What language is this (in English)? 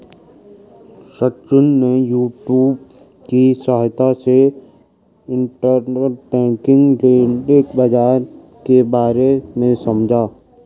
Hindi